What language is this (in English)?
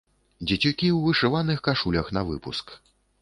Belarusian